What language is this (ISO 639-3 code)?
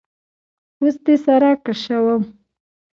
pus